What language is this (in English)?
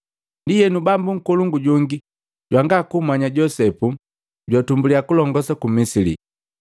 Matengo